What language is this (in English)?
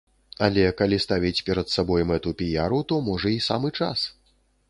Belarusian